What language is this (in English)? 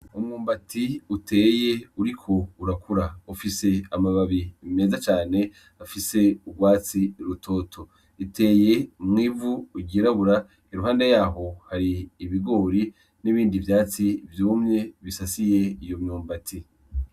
Rundi